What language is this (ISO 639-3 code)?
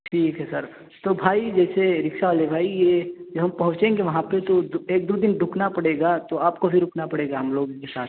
urd